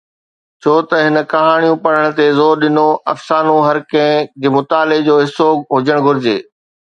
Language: Sindhi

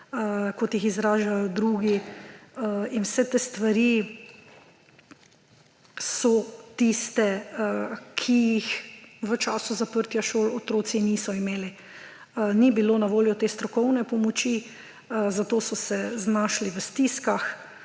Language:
Slovenian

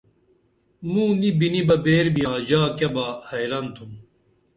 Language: Dameli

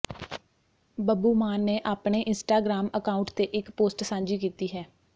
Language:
Punjabi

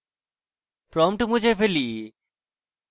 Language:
Bangla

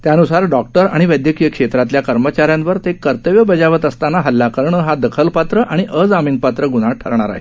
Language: Marathi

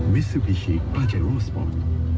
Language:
Thai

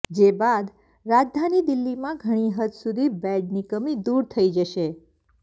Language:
Gujarati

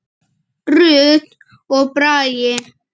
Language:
Icelandic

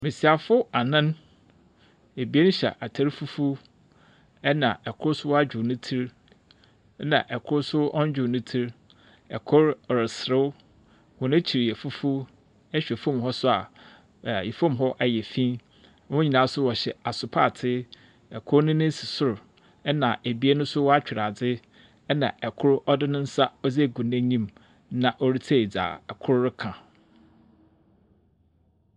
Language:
Akan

